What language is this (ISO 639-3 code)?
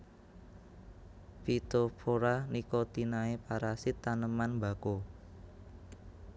jav